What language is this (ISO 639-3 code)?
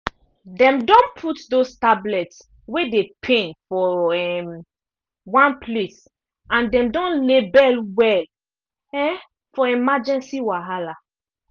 pcm